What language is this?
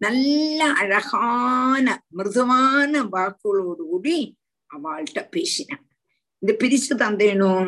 Tamil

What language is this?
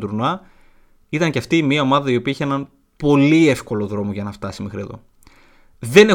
Greek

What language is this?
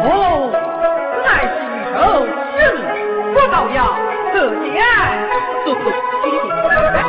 Chinese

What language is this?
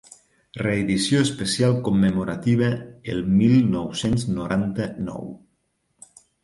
Catalan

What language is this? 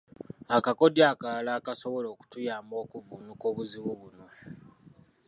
Ganda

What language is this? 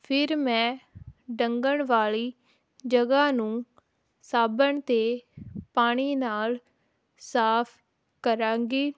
Punjabi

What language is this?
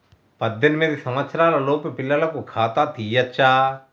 Telugu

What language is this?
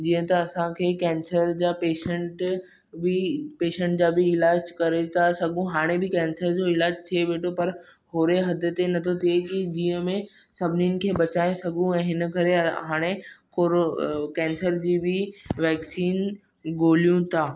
Sindhi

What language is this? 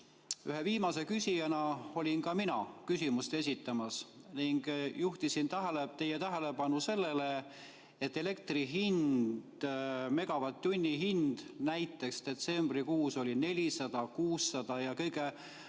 Estonian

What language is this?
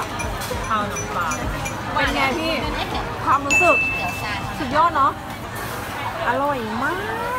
Thai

